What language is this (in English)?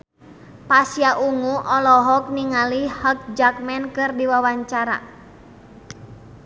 Sundanese